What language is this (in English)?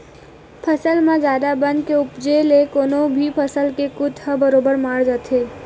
Chhattisgarhi